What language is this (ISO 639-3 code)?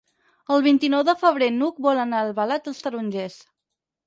cat